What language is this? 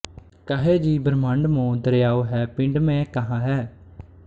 Punjabi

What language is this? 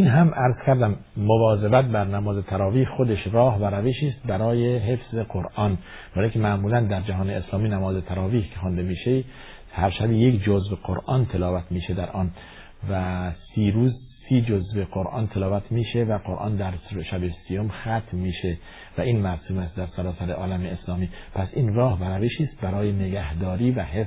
Persian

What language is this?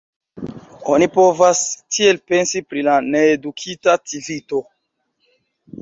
Esperanto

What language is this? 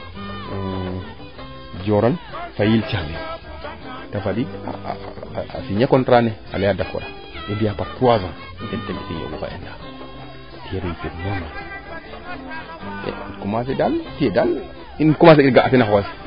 Serer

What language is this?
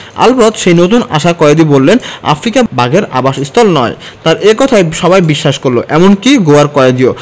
Bangla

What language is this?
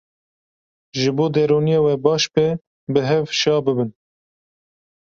Kurdish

